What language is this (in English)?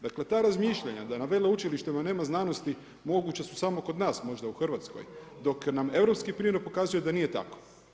Croatian